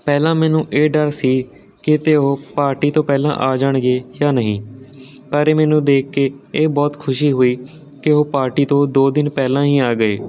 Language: Punjabi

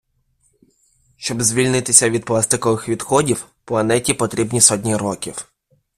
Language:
Ukrainian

